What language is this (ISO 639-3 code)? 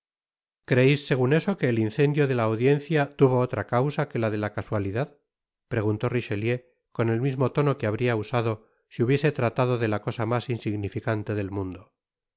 spa